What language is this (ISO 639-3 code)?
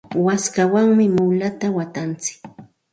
qxt